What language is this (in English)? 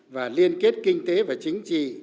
Vietnamese